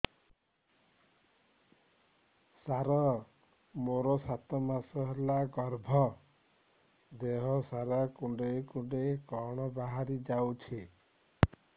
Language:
Odia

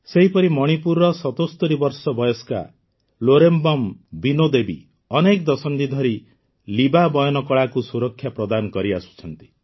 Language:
Odia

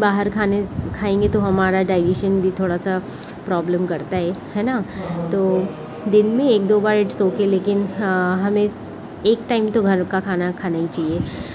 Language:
Hindi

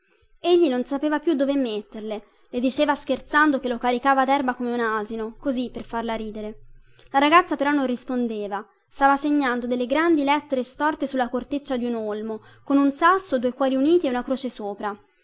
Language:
Italian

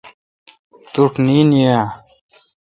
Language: Kalkoti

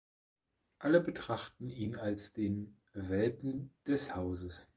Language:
German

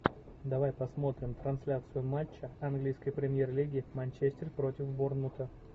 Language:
Russian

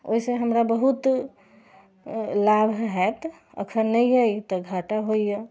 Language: Maithili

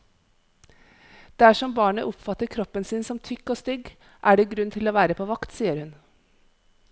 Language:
Norwegian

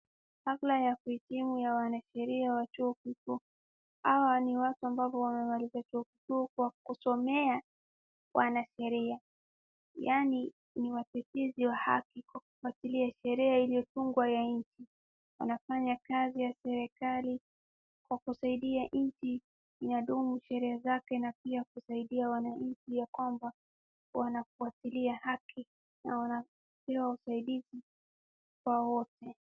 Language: Swahili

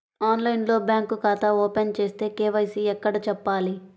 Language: Telugu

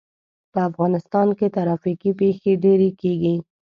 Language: Pashto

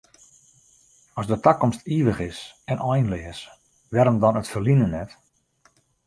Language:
Western Frisian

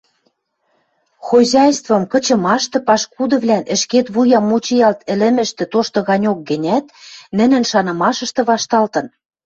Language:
Western Mari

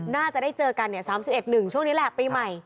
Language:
Thai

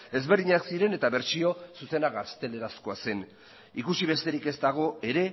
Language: Basque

